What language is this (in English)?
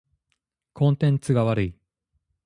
Japanese